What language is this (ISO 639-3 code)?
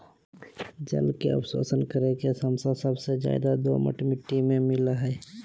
mag